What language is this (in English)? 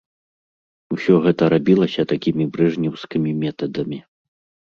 Belarusian